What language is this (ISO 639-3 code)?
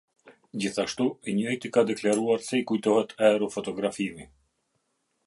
sqi